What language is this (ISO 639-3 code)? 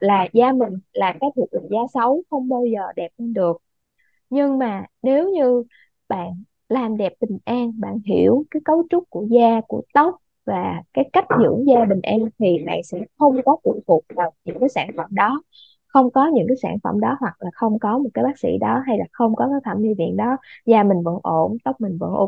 vie